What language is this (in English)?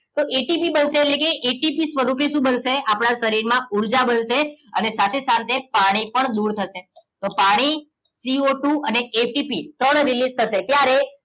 Gujarati